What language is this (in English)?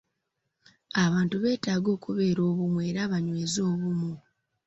Ganda